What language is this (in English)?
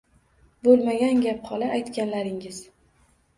Uzbek